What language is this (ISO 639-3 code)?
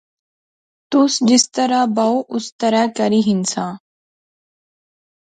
phr